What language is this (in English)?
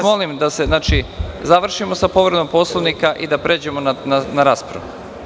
Serbian